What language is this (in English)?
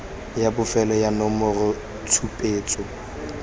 Tswana